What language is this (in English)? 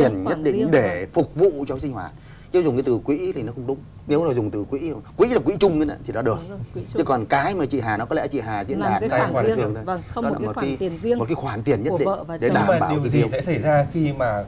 Vietnamese